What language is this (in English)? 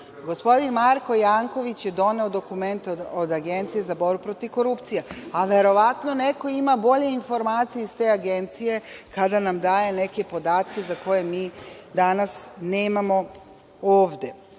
Serbian